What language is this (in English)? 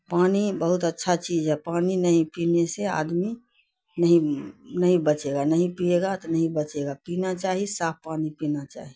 Urdu